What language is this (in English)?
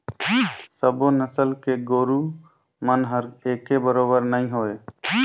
Chhattisgarhi